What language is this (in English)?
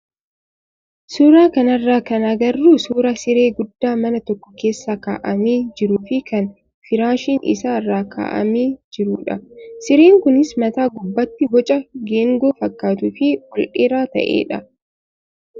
Oromo